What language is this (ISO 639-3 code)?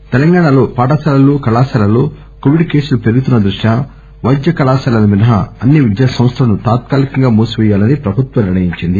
tel